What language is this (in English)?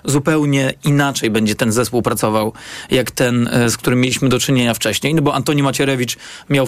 Polish